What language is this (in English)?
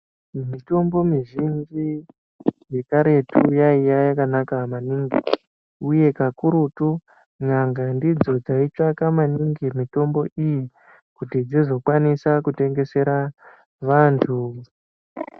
Ndau